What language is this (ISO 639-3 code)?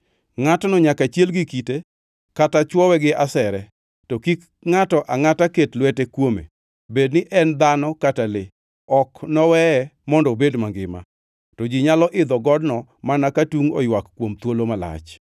luo